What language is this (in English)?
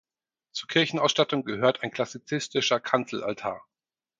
German